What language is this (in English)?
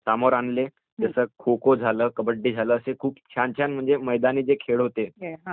Marathi